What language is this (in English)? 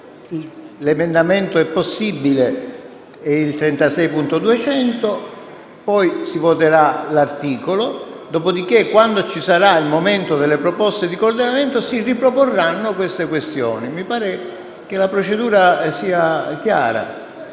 Italian